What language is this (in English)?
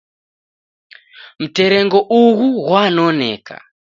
Taita